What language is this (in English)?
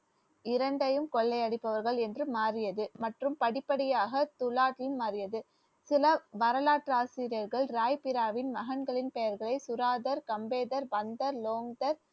Tamil